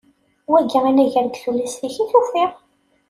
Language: Kabyle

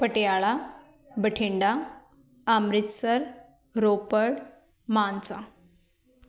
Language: Punjabi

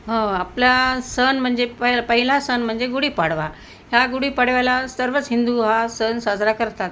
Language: Marathi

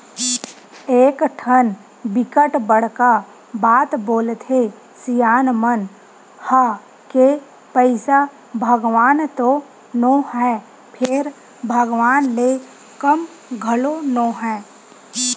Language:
Chhattisgarhi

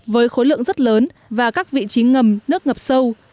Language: Vietnamese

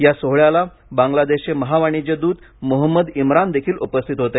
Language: Marathi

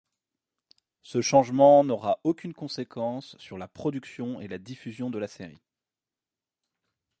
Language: French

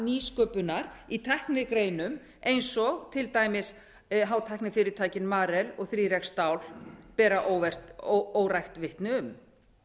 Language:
Icelandic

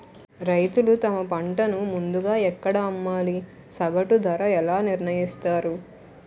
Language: Telugu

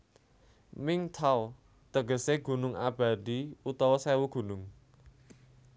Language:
Javanese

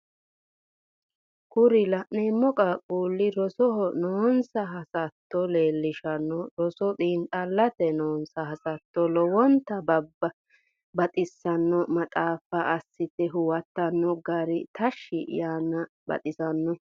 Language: Sidamo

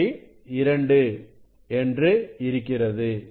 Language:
Tamil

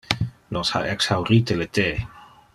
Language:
Interlingua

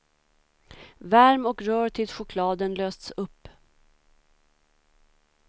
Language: Swedish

